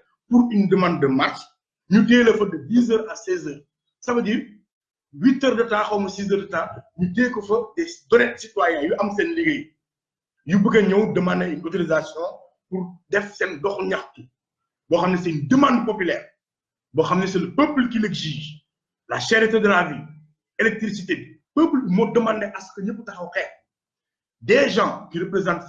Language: French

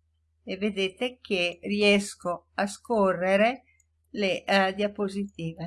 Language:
Italian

